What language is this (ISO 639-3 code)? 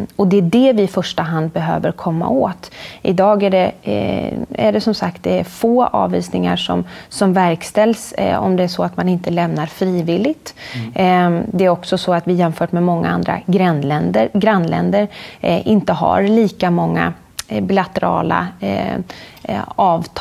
swe